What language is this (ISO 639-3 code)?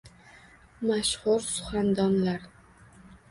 uzb